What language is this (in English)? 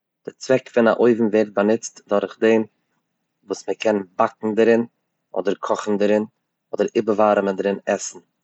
Yiddish